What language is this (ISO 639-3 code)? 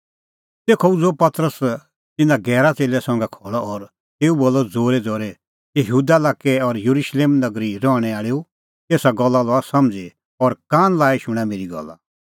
kfx